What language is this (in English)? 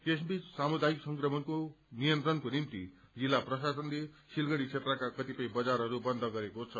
Nepali